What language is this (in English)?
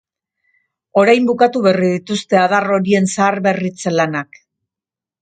Basque